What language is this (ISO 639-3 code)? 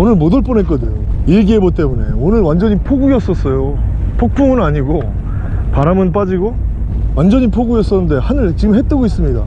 kor